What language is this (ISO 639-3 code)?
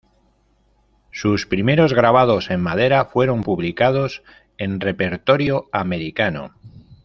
spa